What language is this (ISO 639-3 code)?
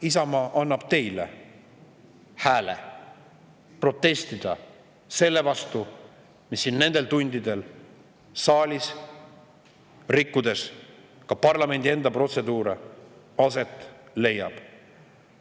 est